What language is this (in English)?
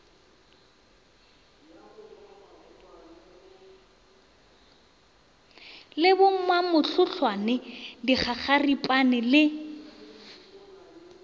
Northern Sotho